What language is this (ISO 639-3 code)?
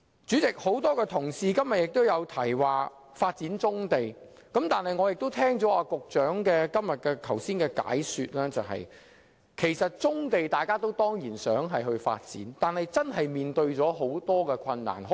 yue